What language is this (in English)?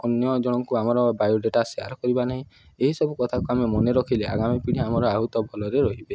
Odia